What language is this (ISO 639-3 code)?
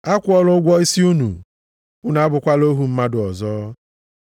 ibo